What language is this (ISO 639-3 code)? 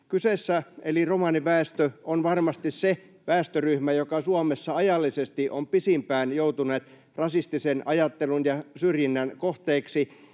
fin